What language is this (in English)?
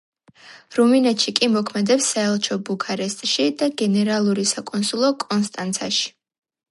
Georgian